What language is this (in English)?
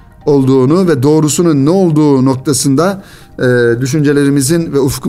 Turkish